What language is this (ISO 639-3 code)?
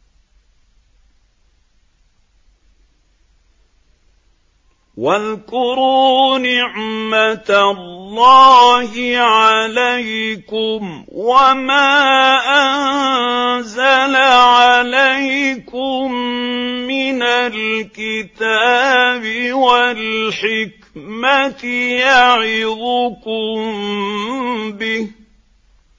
ara